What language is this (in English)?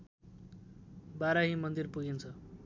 Nepali